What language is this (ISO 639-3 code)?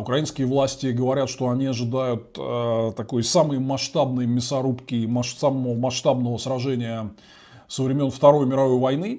rus